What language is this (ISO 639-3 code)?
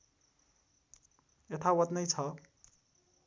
nep